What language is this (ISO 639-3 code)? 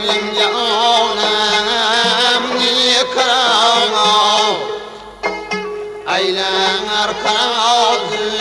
uzb